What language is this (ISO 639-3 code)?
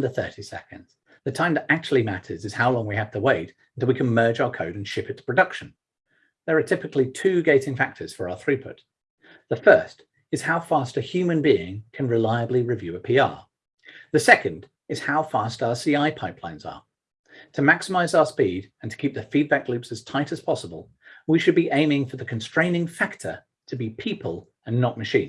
eng